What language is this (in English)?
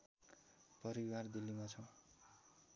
Nepali